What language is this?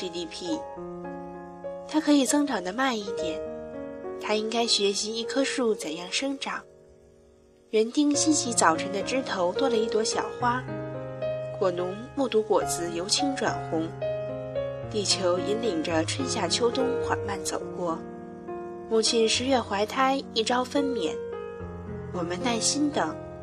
Chinese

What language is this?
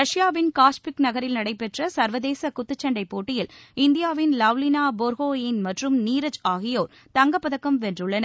Tamil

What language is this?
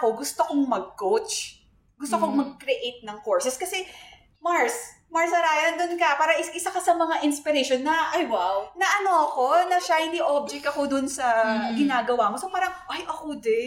Filipino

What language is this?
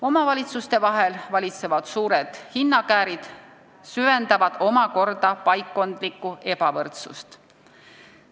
Estonian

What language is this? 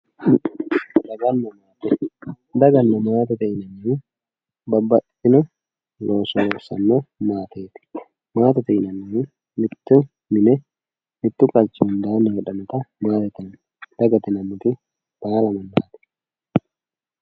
Sidamo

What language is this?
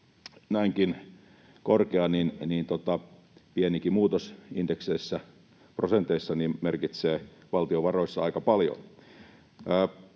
Finnish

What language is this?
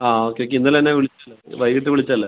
Malayalam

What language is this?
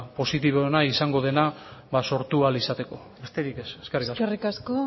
Basque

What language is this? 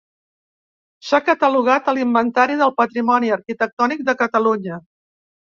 Catalan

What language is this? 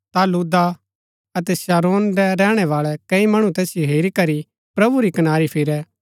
Gaddi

